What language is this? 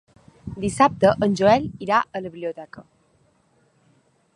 Catalan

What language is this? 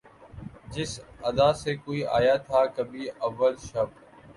Urdu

